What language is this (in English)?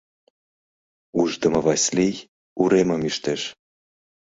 Mari